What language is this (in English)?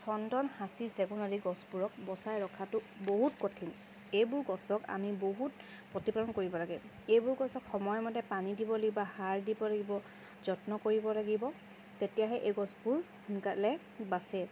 Assamese